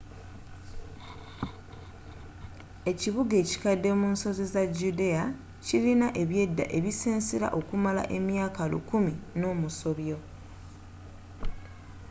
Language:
Ganda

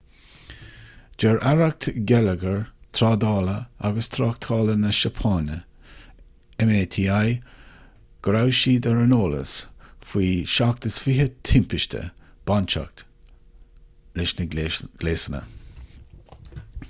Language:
Irish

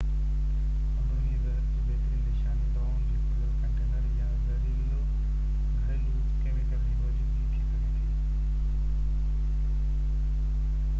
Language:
Sindhi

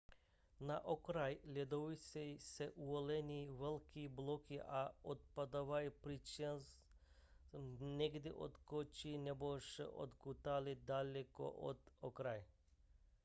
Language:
Czech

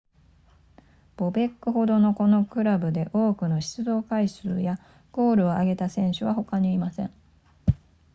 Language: Japanese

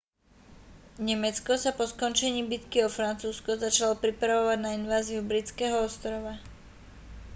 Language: Slovak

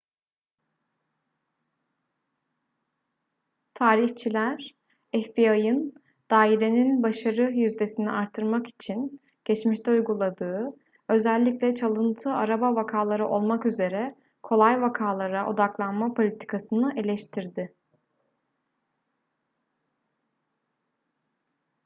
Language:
Turkish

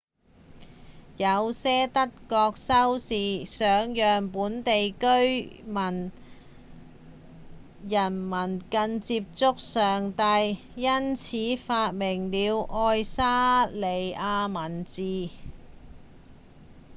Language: Cantonese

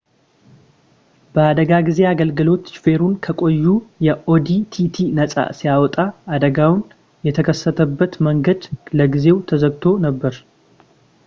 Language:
Amharic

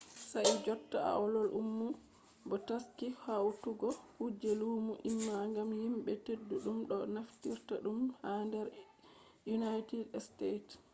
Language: Fula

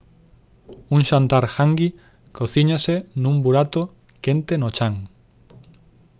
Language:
Galician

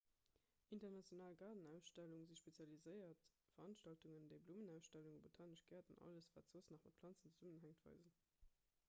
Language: Luxembourgish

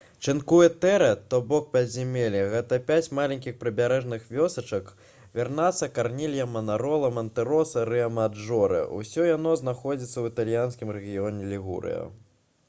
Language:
Belarusian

